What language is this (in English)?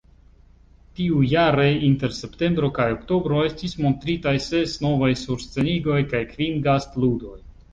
Esperanto